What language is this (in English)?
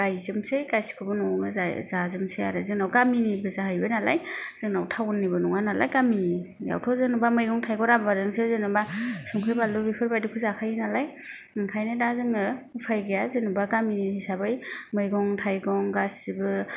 Bodo